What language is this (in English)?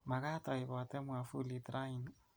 Kalenjin